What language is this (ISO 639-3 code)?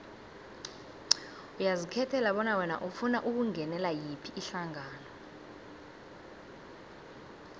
nbl